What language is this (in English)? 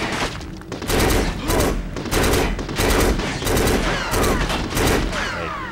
Japanese